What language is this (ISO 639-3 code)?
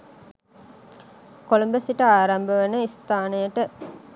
sin